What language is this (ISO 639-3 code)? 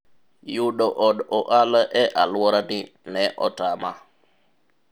luo